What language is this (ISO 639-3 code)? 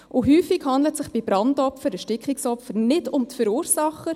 gsw